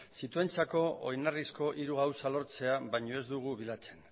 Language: Basque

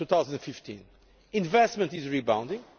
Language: English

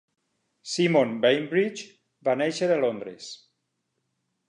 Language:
Catalan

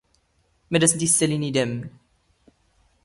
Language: Standard Moroccan Tamazight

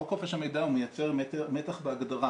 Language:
Hebrew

